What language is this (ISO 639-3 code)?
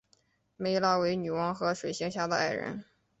zho